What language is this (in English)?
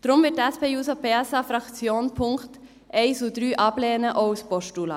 Swiss German